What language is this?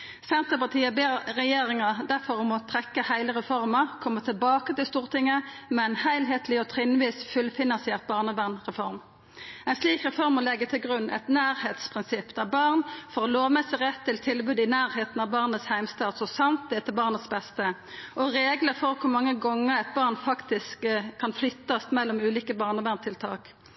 Norwegian Nynorsk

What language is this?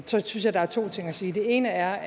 Danish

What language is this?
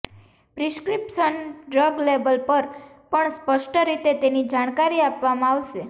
Gujarati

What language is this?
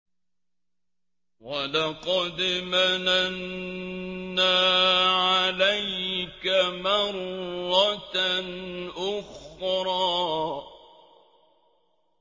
Arabic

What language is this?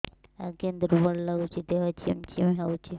Odia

